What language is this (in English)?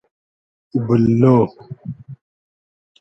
Hazaragi